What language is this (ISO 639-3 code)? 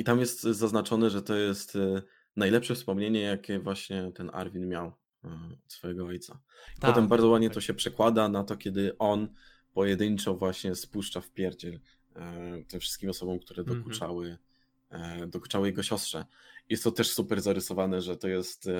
pol